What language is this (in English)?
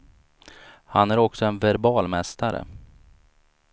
Swedish